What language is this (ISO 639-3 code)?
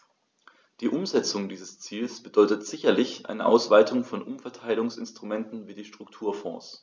deu